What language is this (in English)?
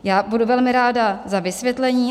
Czech